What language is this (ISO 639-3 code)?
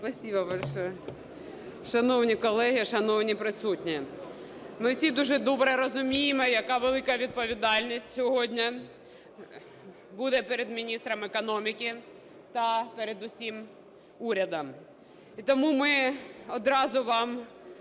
ukr